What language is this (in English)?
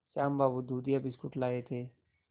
Hindi